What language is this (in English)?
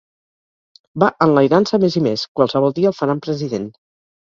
Catalan